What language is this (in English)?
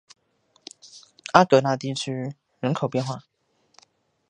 Chinese